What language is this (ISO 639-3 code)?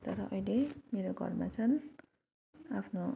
nep